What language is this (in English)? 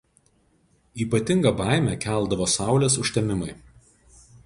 Lithuanian